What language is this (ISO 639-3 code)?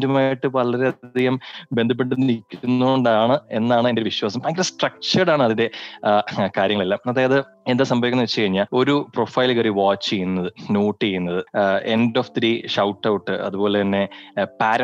mal